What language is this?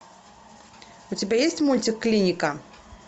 Russian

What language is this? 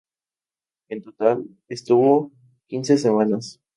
Spanish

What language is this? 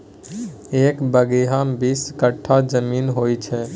Maithili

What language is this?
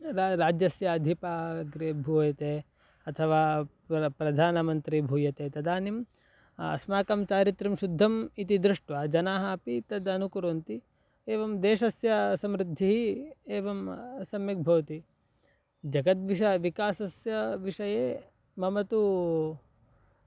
Sanskrit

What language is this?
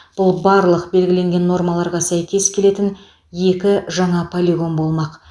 Kazakh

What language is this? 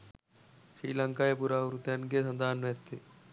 Sinhala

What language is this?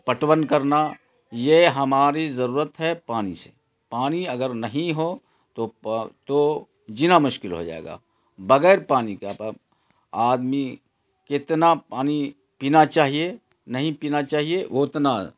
Urdu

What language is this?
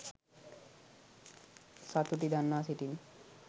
Sinhala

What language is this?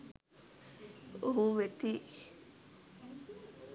Sinhala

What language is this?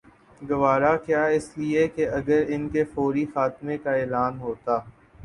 Urdu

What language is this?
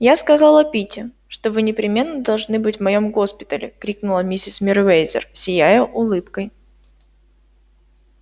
Russian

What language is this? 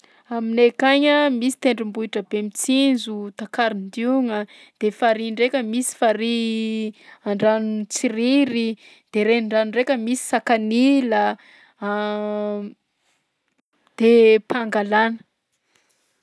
Southern Betsimisaraka Malagasy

